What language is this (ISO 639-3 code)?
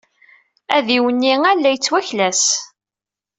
kab